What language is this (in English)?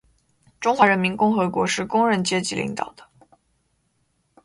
Chinese